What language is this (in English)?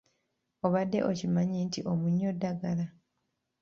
Ganda